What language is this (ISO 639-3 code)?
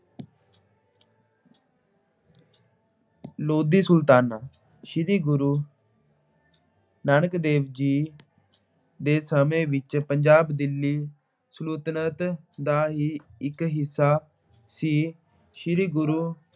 pan